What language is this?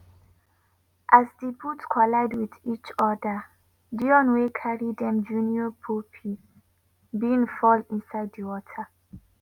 Nigerian Pidgin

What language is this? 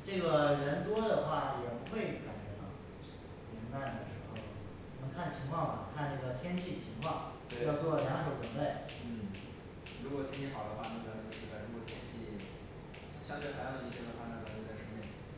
Chinese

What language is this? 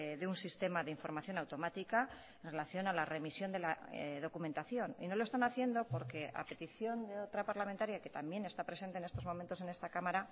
Spanish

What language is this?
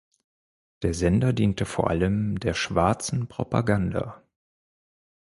German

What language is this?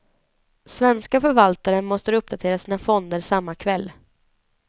Swedish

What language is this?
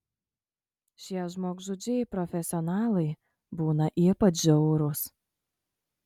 Lithuanian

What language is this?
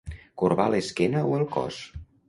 Catalan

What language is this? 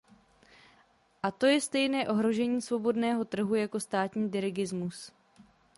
Czech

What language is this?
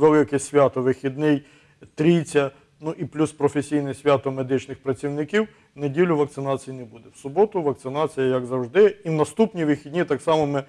Ukrainian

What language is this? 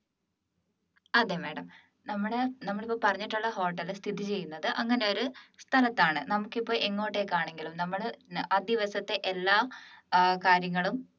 Malayalam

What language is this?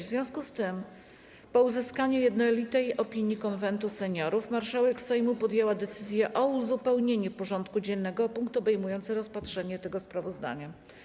Polish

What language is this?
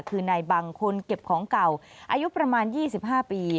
Thai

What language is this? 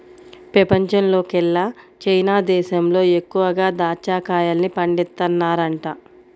Telugu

